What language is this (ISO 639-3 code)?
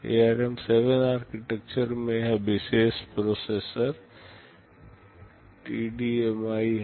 hin